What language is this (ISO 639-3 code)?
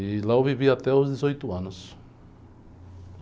por